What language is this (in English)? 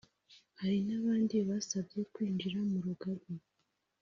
Kinyarwanda